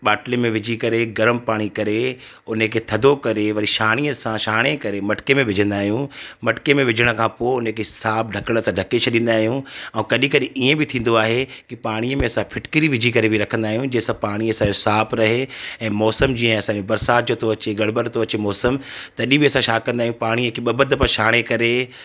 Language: Sindhi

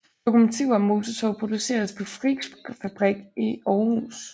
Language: Danish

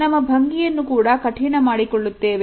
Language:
Kannada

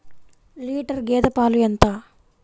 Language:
Telugu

